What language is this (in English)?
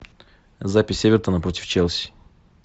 Russian